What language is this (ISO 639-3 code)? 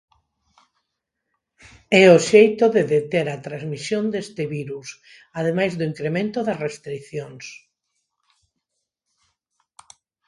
glg